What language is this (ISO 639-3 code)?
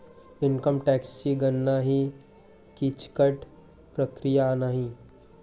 mar